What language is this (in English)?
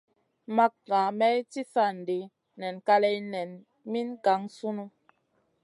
Masana